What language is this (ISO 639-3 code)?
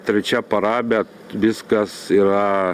lit